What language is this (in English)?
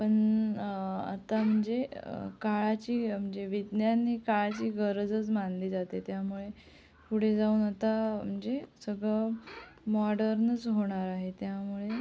Marathi